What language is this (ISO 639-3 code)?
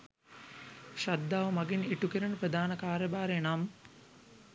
sin